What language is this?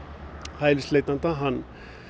Icelandic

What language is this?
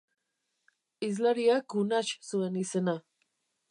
Basque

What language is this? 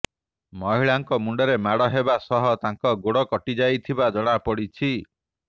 Odia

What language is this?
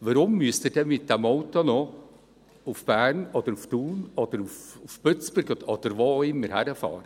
Swiss German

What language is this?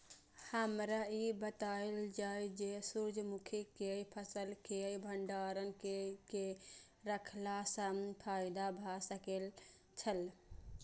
Maithili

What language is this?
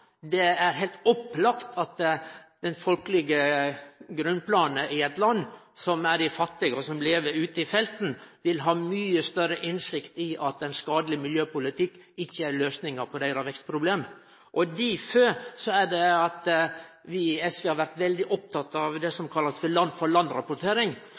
Norwegian Nynorsk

